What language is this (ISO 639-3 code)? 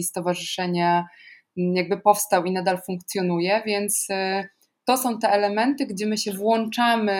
pol